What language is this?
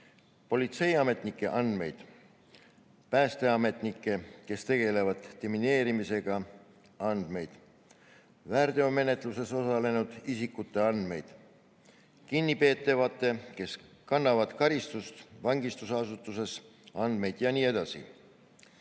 Estonian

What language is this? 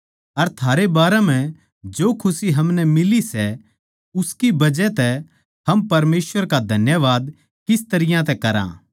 Haryanvi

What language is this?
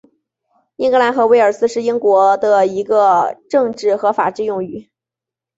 Chinese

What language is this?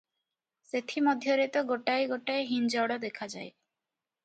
Odia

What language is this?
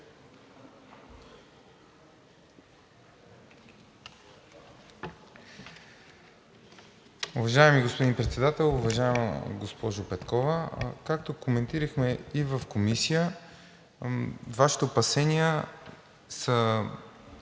Bulgarian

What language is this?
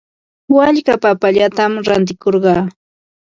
Ambo-Pasco Quechua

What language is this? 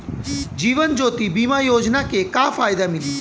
Bhojpuri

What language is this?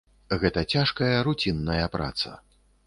Belarusian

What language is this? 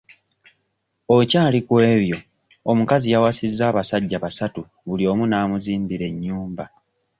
Ganda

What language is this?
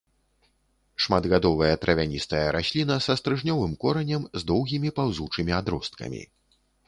Belarusian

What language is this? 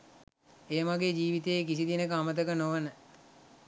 Sinhala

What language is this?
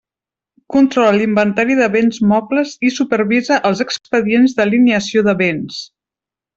Catalan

